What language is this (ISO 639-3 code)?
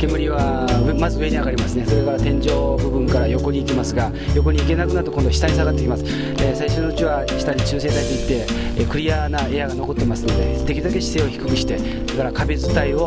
jpn